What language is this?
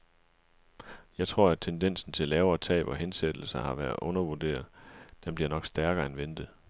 Danish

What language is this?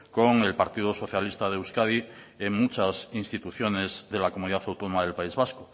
Spanish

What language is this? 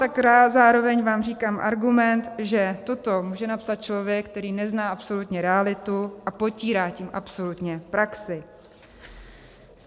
Czech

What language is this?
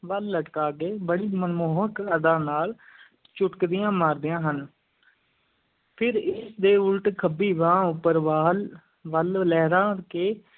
Punjabi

